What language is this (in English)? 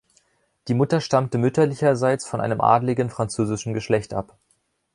German